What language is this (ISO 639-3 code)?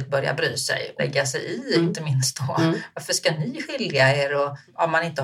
swe